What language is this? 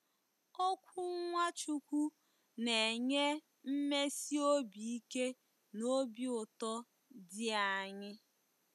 Igbo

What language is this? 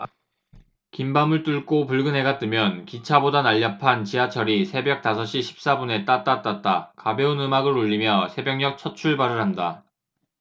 Korean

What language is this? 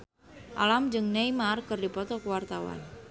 Sundanese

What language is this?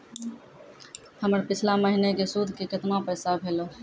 Maithili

